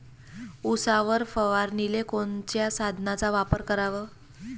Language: Marathi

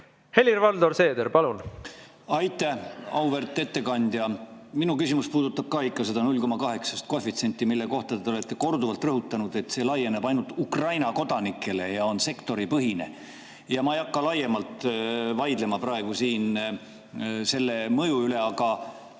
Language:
Estonian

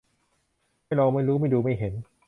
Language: Thai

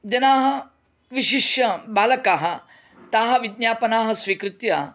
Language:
Sanskrit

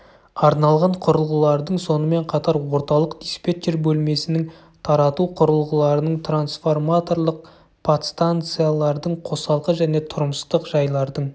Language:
Kazakh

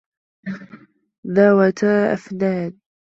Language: Arabic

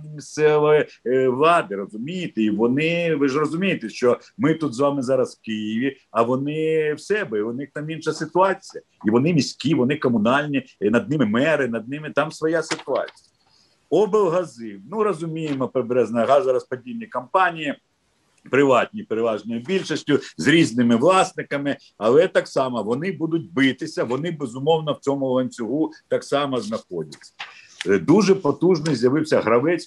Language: Ukrainian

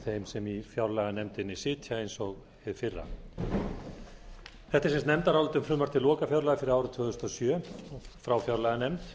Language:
Icelandic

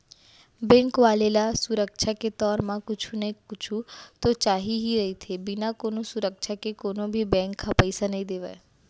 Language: Chhattisgarhi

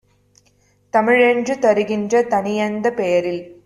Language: Tamil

